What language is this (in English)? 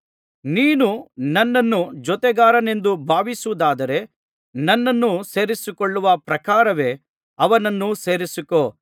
Kannada